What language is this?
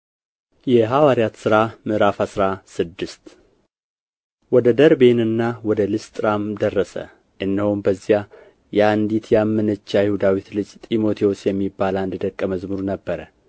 Amharic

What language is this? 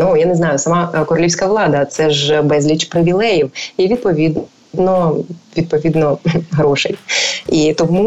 Ukrainian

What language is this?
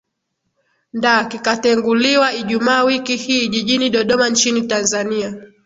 Swahili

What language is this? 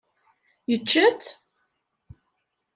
Kabyle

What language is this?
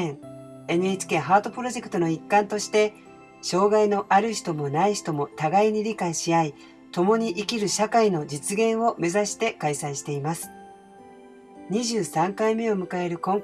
Japanese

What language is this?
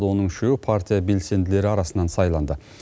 Kazakh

